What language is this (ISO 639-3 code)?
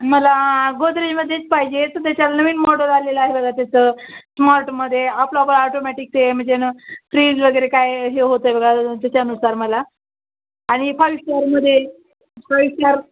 mar